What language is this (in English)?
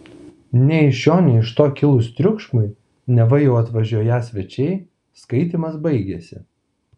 Lithuanian